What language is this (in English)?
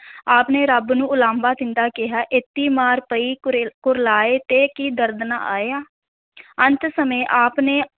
Punjabi